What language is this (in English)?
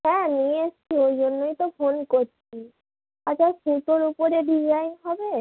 Bangla